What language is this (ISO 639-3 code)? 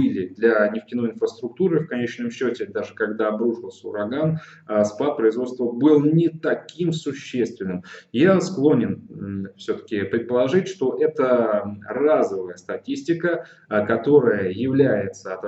rus